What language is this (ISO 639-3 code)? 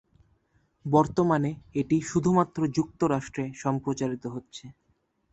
ben